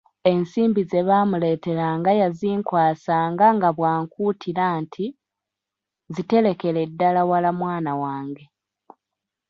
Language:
Ganda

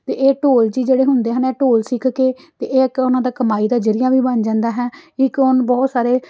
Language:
Punjabi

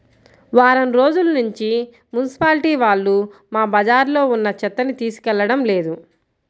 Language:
Telugu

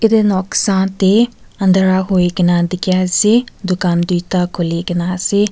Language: Naga Pidgin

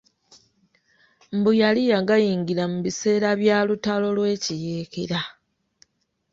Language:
Ganda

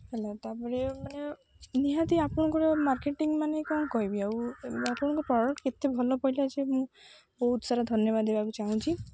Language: Odia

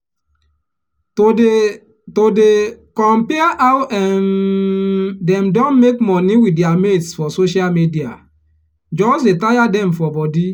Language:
Nigerian Pidgin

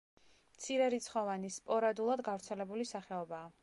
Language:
Georgian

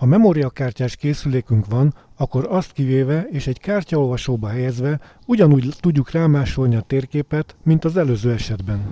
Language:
Hungarian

